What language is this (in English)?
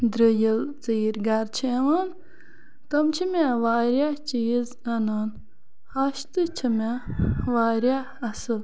Kashmiri